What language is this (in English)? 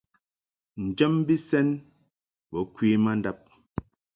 Mungaka